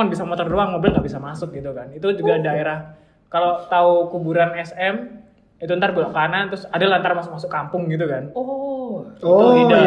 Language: Indonesian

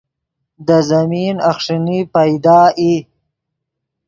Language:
Yidgha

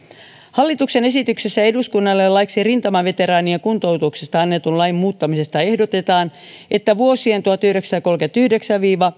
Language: Finnish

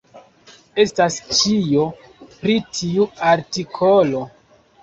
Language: Esperanto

